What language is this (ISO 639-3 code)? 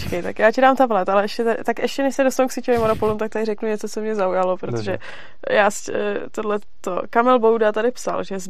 ces